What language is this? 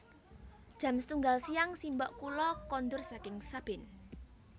Javanese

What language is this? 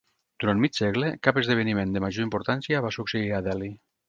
Catalan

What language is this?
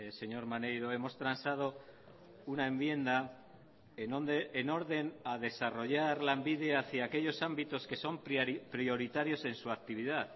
Spanish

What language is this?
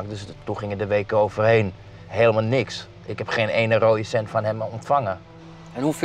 Dutch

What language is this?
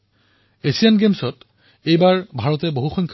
Assamese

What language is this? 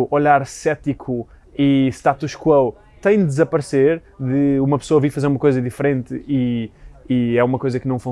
Portuguese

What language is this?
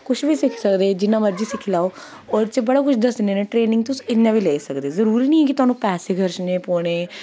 Dogri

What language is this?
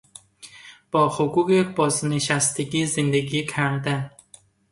Persian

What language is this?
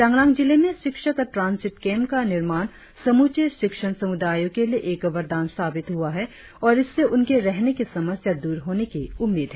Hindi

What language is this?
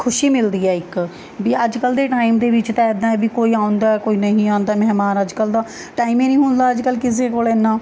Punjabi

